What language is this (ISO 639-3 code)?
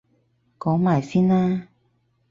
yue